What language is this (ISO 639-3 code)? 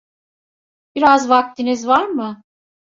tur